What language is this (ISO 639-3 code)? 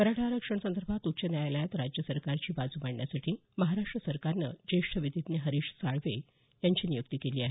mar